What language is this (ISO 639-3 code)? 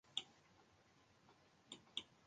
fry